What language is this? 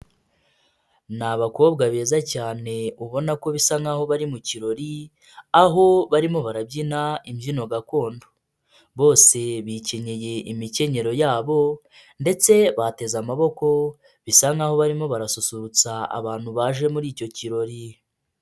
Kinyarwanda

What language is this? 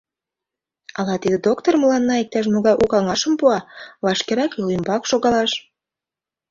Mari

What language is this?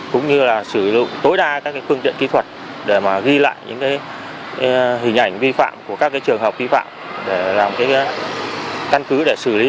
Vietnamese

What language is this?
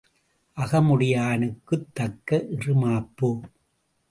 Tamil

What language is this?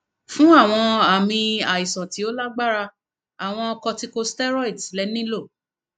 Yoruba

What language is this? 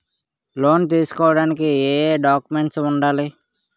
Telugu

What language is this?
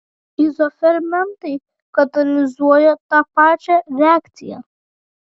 Lithuanian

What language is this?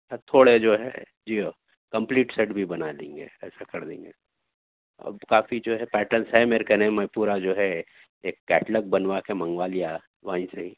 Urdu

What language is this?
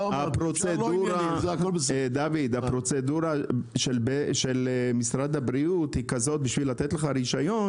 Hebrew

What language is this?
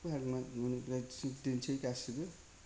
Bodo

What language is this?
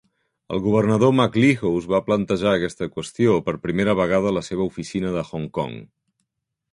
Catalan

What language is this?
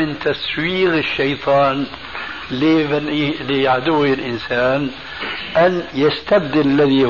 Arabic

